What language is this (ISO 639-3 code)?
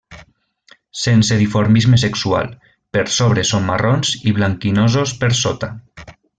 cat